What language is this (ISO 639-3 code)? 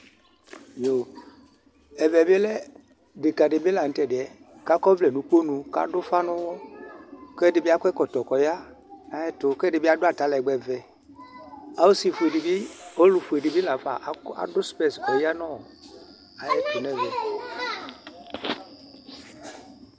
kpo